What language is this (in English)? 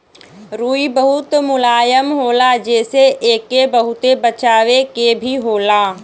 Bhojpuri